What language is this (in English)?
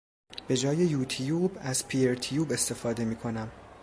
Persian